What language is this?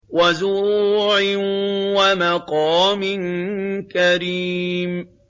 Arabic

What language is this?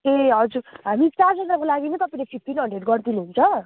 Nepali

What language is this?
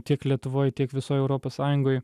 Lithuanian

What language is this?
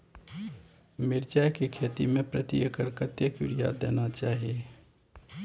Maithili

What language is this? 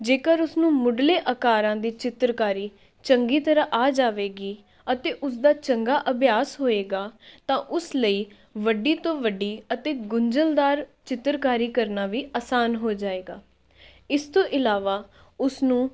Punjabi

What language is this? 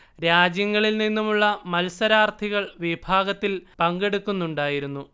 Malayalam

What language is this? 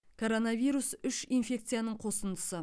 Kazakh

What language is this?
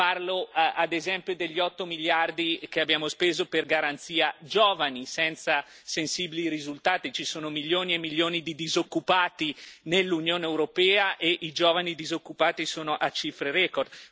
Italian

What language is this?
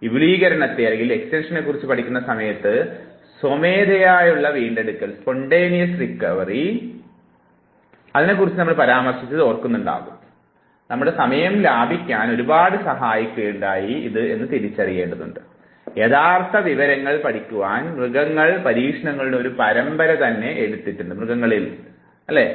Malayalam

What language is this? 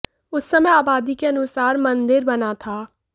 Hindi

